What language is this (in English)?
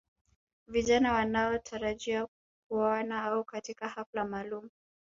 Swahili